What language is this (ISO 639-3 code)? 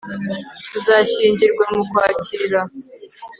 kin